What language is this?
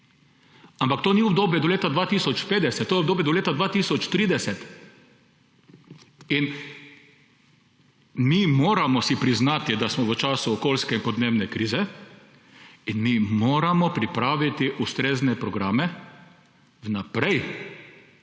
Slovenian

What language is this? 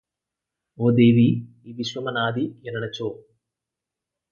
Telugu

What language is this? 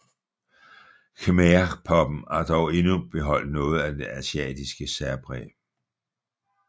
Danish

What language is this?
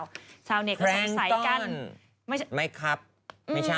Thai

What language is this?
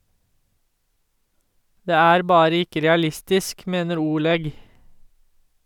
Norwegian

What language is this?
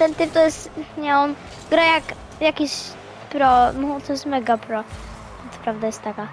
Polish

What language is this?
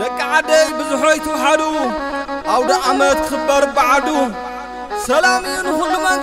Arabic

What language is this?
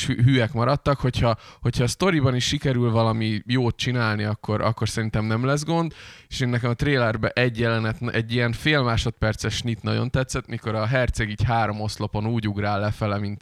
Hungarian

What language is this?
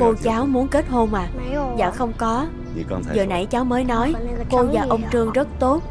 Vietnamese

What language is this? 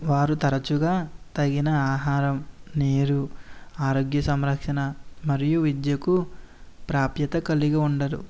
Telugu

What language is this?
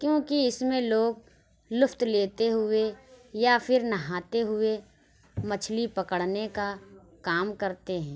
Urdu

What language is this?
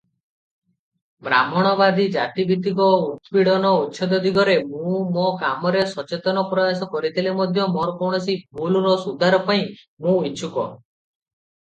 Odia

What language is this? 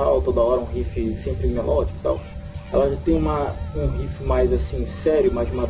Portuguese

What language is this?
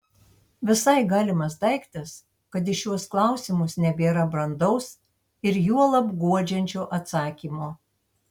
Lithuanian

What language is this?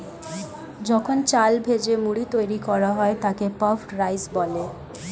Bangla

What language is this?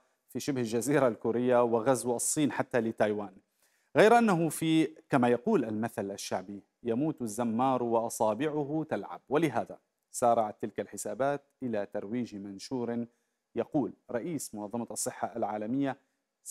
Arabic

